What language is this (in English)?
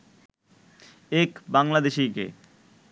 Bangla